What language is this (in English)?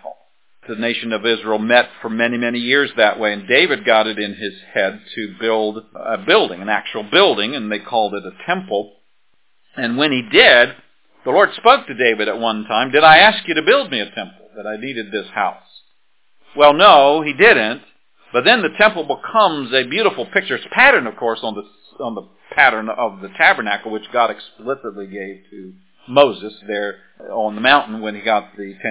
English